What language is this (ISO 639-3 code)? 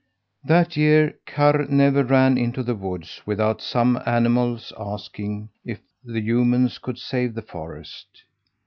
eng